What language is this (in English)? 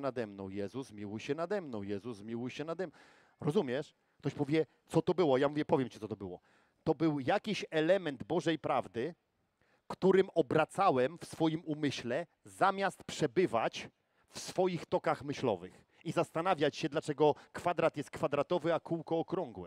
Polish